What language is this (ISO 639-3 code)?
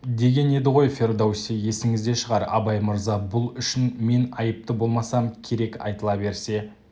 kaz